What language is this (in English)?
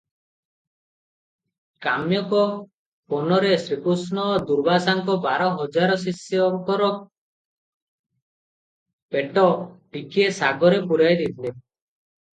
Odia